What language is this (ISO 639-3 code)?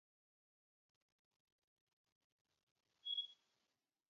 tig